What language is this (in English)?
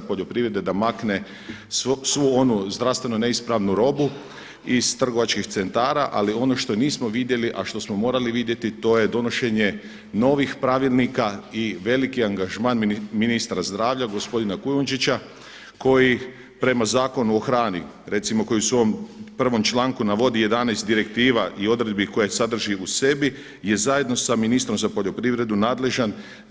Croatian